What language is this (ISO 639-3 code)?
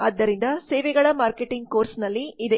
kan